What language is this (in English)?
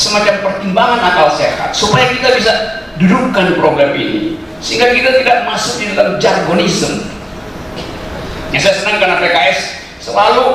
Indonesian